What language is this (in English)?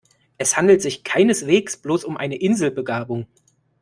German